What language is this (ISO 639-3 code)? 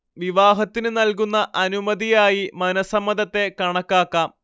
mal